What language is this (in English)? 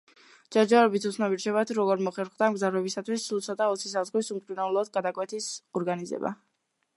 Georgian